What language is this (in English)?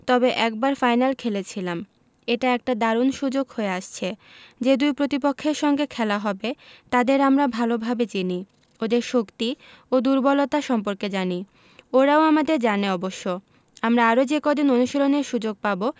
Bangla